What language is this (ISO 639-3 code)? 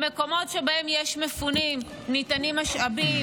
heb